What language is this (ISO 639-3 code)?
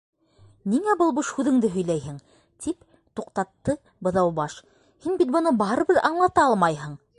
bak